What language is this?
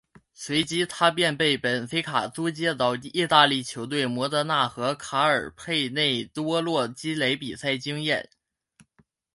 Chinese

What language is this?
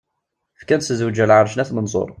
Kabyle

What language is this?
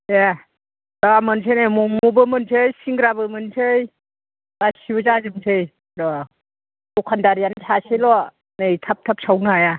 Bodo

